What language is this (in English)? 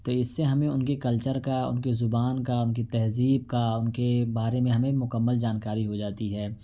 Urdu